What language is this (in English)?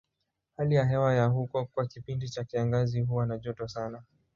Swahili